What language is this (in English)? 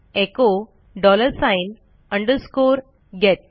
Marathi